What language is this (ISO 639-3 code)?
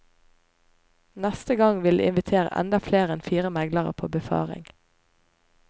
nor